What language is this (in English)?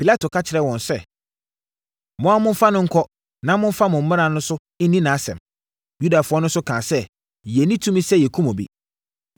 Akan